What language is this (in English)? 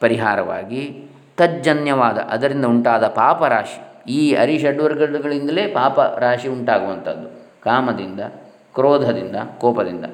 Kannada